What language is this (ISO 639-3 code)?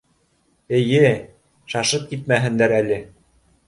bak